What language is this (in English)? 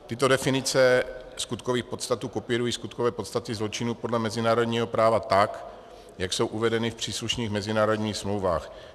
Czech